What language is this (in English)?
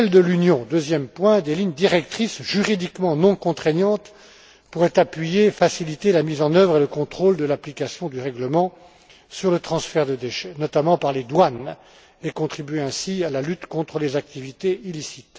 French